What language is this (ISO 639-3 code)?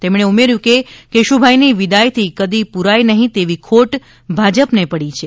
guj